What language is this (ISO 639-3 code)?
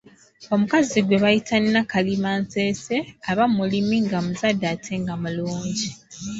lug